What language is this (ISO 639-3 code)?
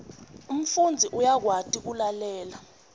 ssw